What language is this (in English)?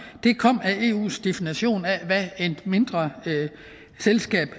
Danish